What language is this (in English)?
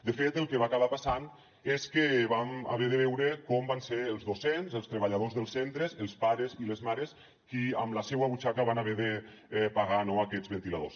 Catalan